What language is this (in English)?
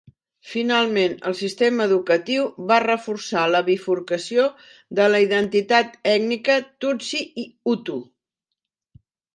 Catalan